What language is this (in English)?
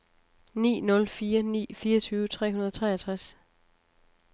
Danish